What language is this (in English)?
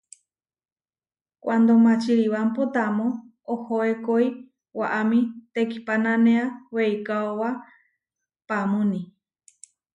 Huarijio